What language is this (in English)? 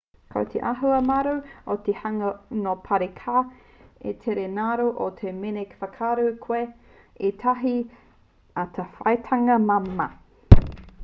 Māori